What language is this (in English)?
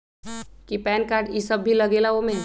Magahi